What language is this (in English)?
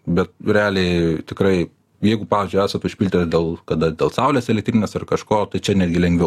Lithuanian